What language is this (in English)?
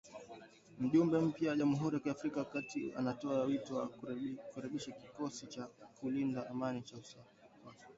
Swahili